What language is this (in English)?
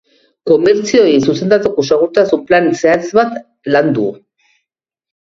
Basque